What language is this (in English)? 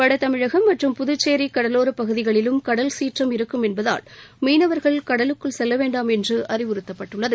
Tamil